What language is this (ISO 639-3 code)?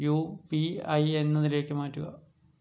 mal